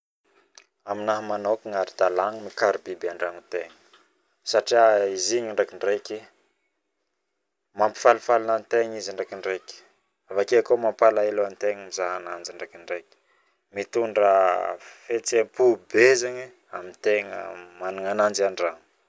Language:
Northern Betsimisaraka Malagasy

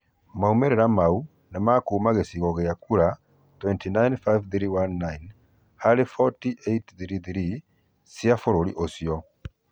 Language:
Kikuyu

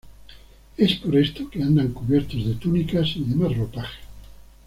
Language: Spanish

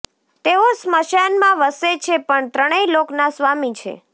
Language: Gujarati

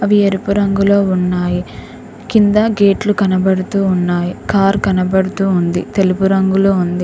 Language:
Telugu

